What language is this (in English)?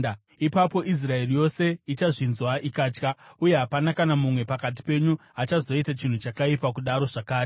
Shona